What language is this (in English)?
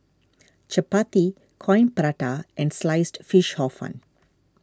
English